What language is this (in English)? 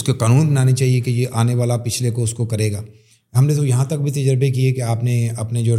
Urdu